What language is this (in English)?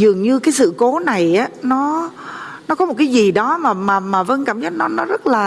Vietnamese